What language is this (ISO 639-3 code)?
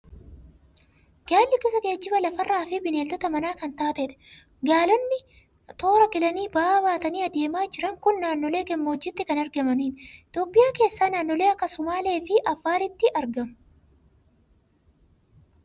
orm